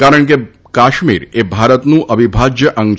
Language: Gujarati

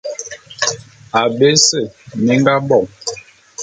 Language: Bulu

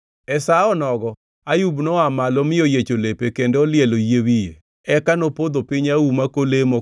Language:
Luo (Kenya and Tanzania)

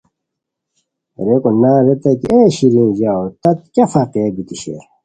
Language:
Khowar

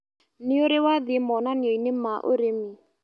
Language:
Kikuyu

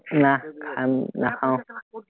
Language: Assamese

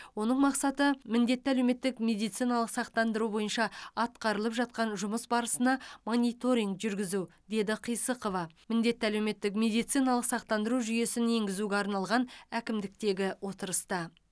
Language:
Kazakh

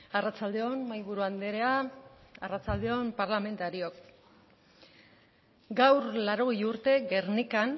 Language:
Basque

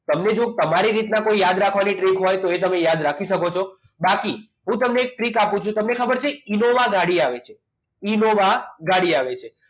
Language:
Gujarati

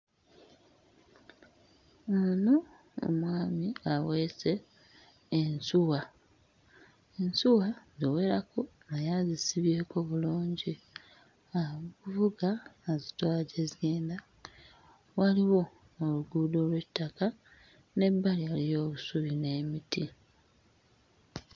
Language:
Ganda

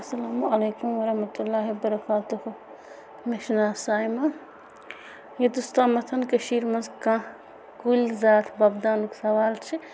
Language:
Kashmiri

